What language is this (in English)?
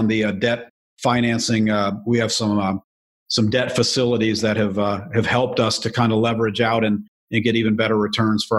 English